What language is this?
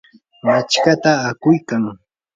Yanahuanca Pasco Quechua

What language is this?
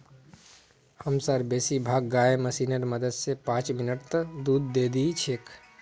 Magahi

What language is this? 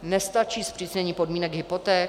Czech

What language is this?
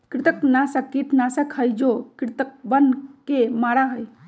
Magahi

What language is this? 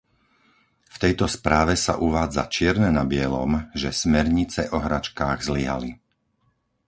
Slovak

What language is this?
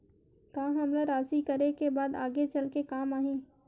Chhattisgarhi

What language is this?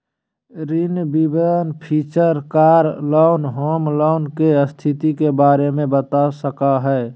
Magahi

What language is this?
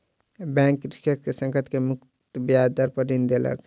Maithili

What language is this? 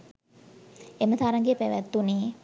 Sinhala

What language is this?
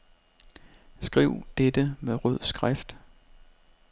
Danish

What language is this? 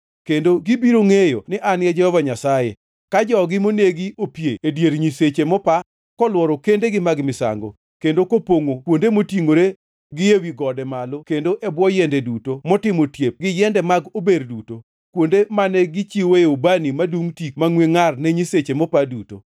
Luo (Kenya and Tanzania)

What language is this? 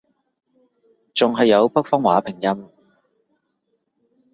Cantonese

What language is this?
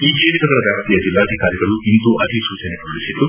Kannada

